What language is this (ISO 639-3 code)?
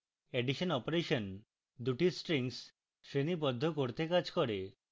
ben